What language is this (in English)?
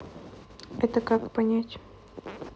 Russian